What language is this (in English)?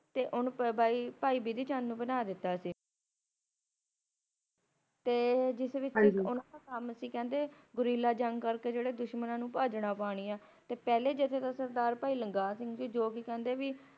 Punjabi